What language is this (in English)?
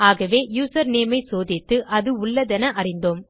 Tamil